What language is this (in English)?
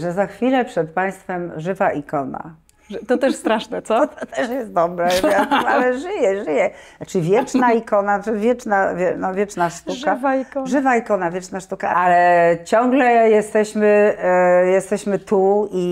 Polish